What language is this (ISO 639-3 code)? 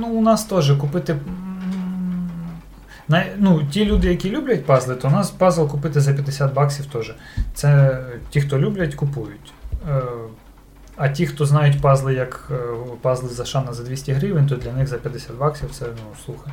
ukr